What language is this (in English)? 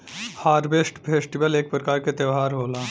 Bhojpuri